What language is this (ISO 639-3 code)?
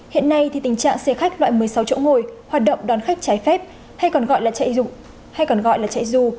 vie